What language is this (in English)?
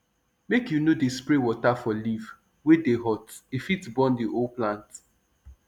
Nigerian Pidgin